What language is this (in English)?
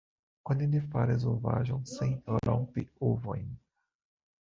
Esperanto